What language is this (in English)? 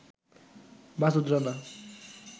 Bangla